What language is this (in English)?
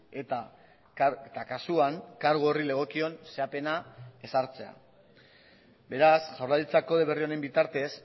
Basque